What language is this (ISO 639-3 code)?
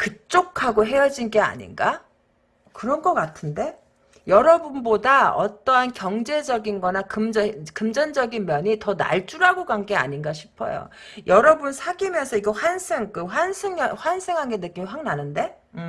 kor